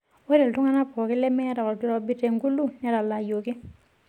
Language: Masai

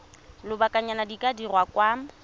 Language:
Tswana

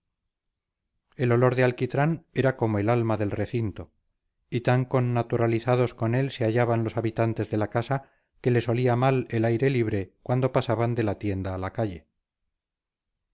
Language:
Spanish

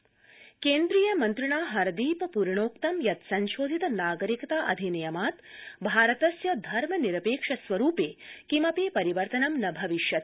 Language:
Sanskrit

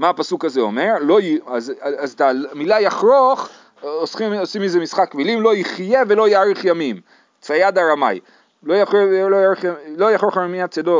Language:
Hebrew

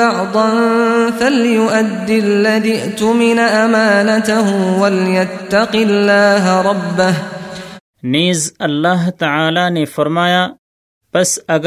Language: Urdu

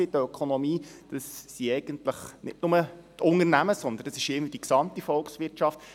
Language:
Swiss German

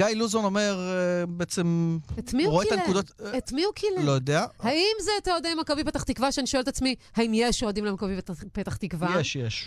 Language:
Hebrew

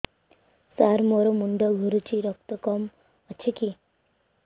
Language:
Odia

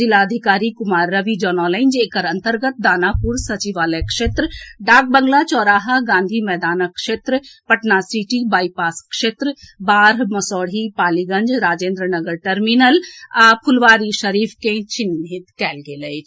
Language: Maithili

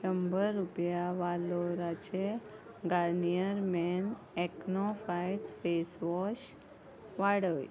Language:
Konkani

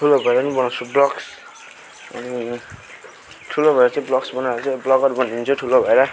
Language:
Nepali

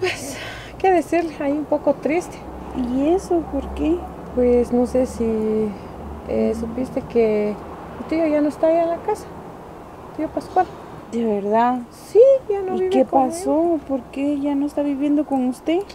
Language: Spanish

